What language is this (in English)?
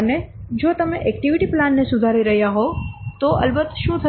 Gujarati